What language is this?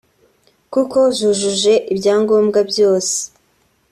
Kinyarwanda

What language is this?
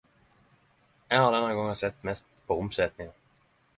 Norwegian Nynorsk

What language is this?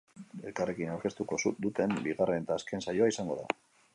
Basque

